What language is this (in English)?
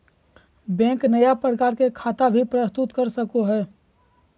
Magahi